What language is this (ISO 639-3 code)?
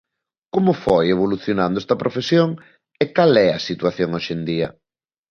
glg